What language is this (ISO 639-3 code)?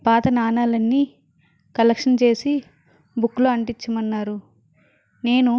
tel